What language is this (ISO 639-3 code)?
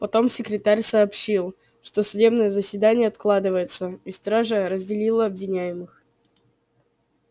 rus